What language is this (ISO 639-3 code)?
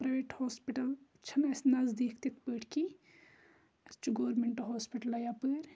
kas